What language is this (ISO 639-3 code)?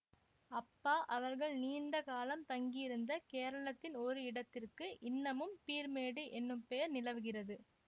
tam